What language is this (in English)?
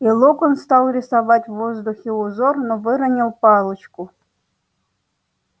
Russian